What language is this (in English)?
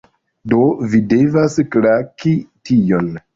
Esperanto